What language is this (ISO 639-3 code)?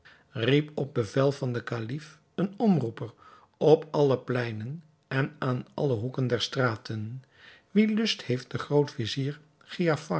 nld